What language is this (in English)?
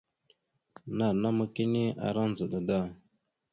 Mada (Cameroon)